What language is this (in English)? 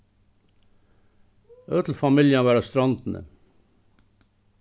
Faroese